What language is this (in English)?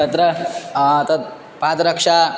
Sanskrit